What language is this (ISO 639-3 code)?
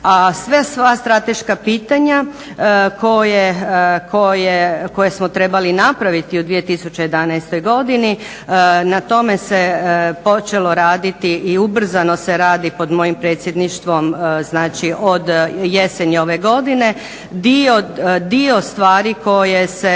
hrv